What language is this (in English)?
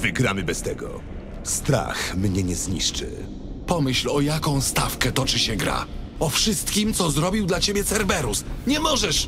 Polish